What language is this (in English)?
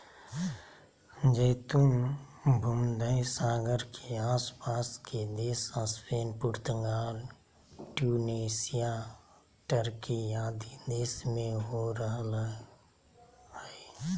Magahi